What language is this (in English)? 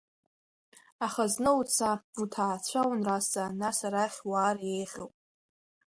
Abkhazian